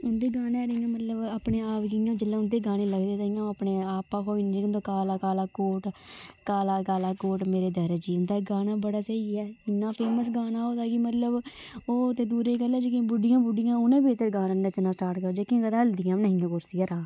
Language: Dogri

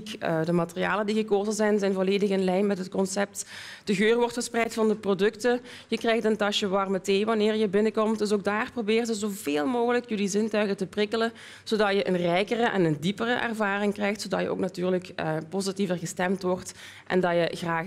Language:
Dutch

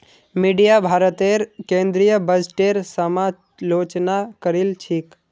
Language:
Magahi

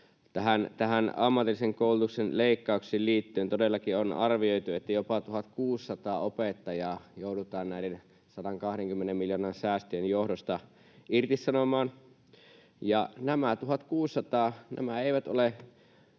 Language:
Finnish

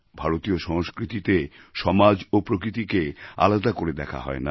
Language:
Bangla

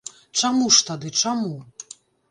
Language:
Belarusian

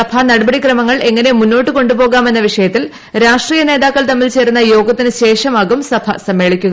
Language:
Malayalam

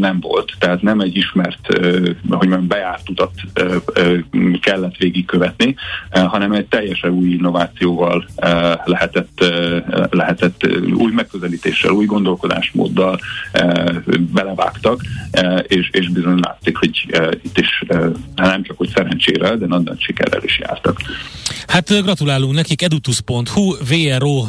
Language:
Hungarian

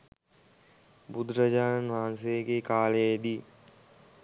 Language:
Sinhala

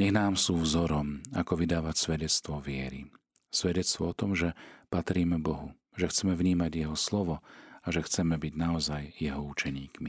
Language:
Slovak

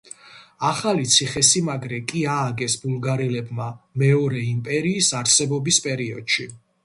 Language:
Georgian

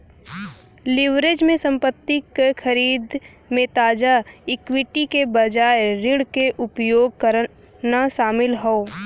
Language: Bhojpuri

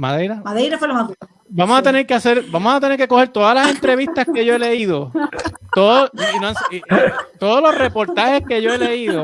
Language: Spanish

